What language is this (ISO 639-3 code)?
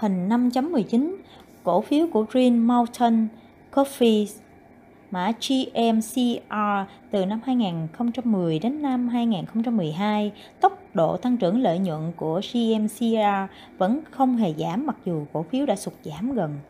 vie